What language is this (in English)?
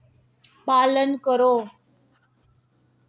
Dogri